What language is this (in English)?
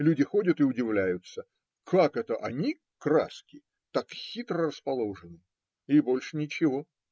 Russian